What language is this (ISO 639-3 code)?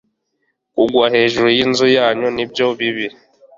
kin